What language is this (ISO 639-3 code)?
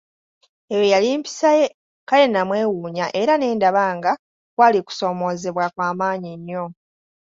lug